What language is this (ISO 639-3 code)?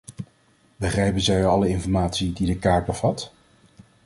nld